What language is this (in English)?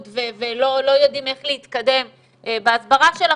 Hebrew